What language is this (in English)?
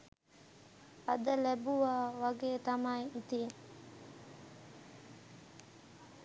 Sinhala